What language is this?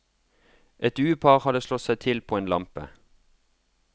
Norwegian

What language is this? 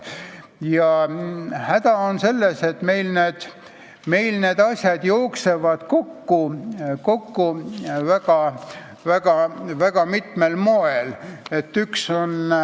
Estonian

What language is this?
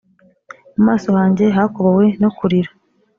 Kinyarwanda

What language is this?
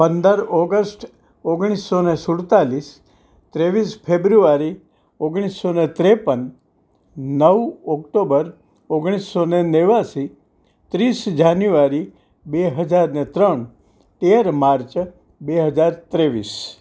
Gujarati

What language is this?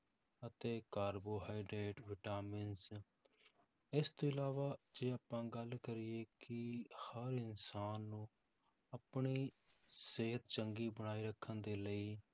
Punjabi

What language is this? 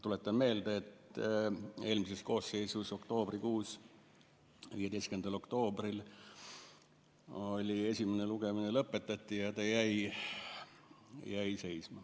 Estonian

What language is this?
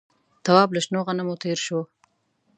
Pashto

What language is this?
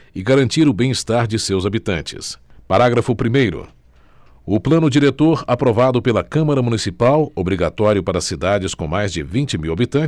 Portuguese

